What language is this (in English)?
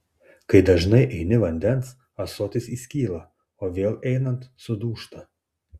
Lithuanian